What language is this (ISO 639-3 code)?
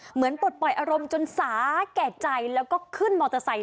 tha